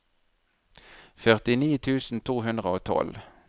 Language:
Norwegian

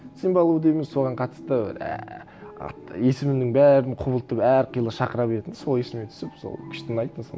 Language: Kazakh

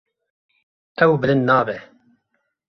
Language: Kurdish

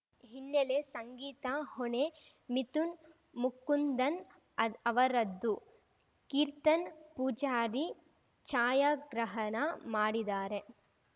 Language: Kannada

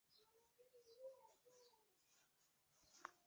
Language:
Chinese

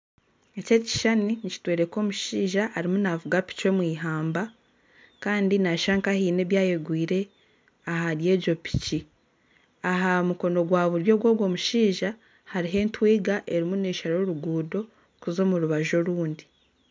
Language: Nyankole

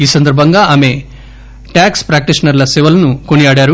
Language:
Telugu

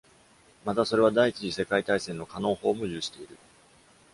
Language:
Japanese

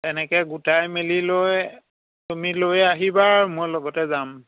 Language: Assamese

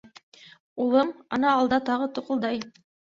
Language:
Bashkir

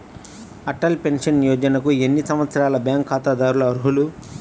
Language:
Telugu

